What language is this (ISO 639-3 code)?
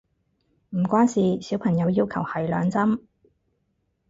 yue